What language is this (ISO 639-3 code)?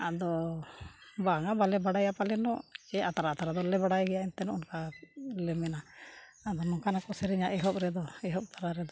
sat